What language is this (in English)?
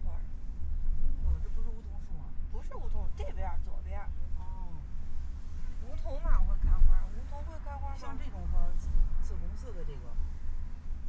Chinese